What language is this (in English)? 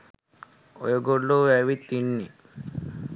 Sinhala